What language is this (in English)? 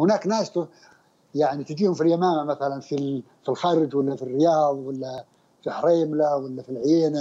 Arabic